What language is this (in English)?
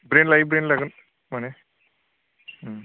Bodo